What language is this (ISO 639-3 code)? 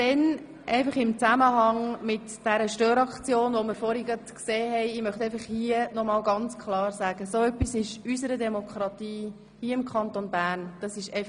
gsw